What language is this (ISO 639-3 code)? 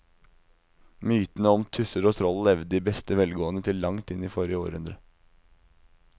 nor